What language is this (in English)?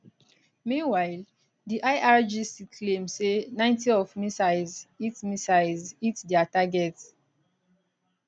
Nigerian Pidgin